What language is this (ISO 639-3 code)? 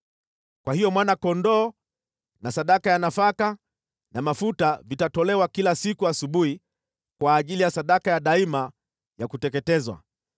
swa